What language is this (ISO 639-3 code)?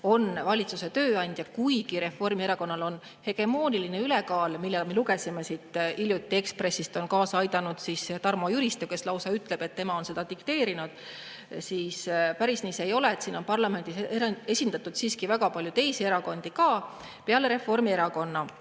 est